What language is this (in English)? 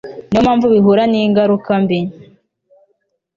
Kinyarwanda